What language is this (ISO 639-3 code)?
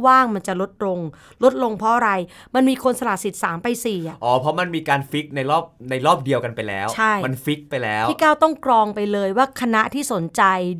tha